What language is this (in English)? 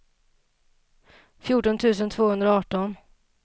Swedish